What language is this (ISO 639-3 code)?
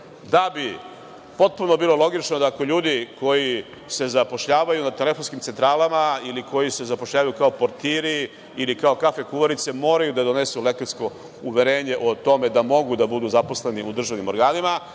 srp